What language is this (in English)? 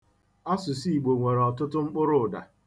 Igbo